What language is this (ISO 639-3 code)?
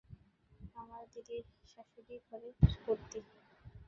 ben